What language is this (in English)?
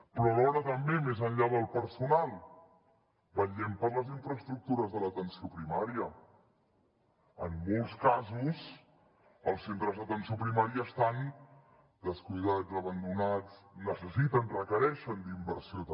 Catalan